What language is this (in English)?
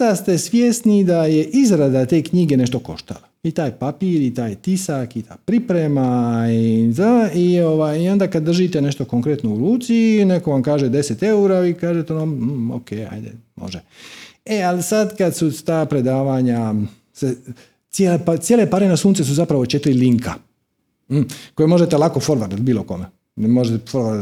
Croatian